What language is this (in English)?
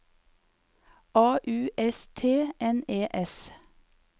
Norwegian